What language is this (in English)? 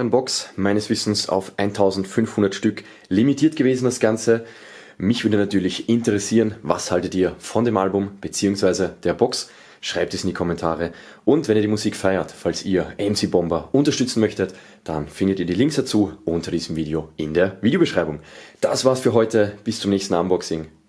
German